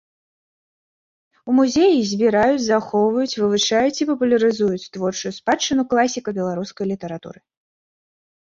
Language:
Belarusian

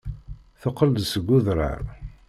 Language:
Kabyle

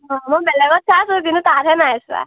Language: Assamese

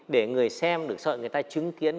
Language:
Vietnamese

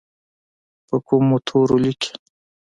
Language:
Pashto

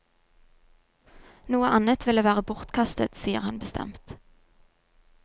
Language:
Norwegian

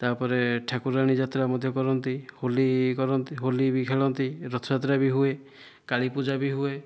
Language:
Odia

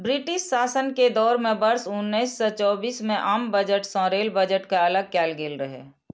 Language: Maithili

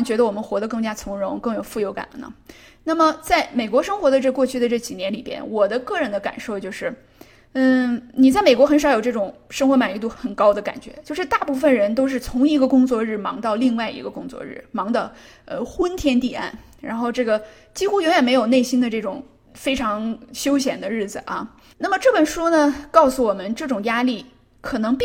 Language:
Chinese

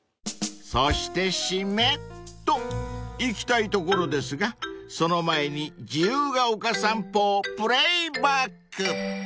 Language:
Japanese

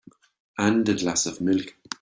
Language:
English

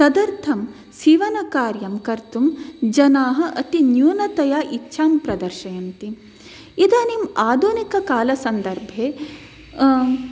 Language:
Sanskrit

